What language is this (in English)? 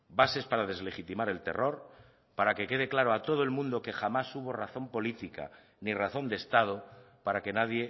Spanish